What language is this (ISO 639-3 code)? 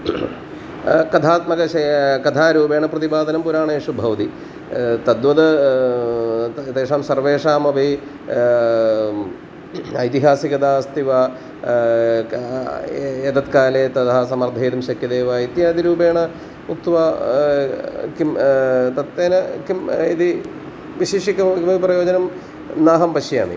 san